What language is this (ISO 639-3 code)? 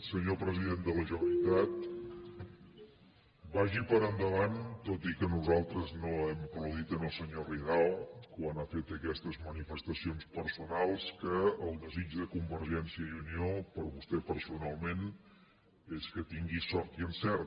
cat